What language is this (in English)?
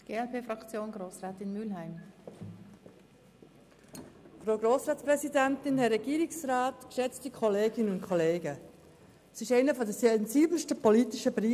Swiss German